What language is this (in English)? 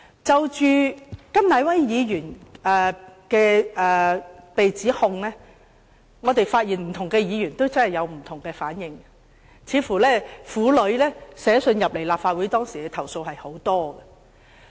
Cantonese